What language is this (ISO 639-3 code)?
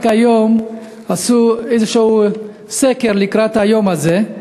heb